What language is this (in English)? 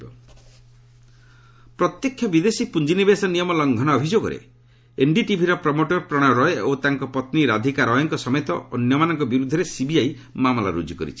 Odia